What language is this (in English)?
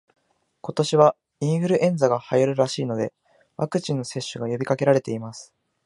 Japanese